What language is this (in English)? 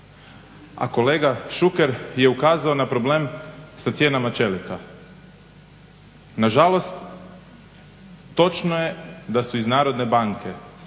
Croatian